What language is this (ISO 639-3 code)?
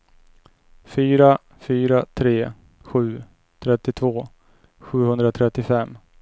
swe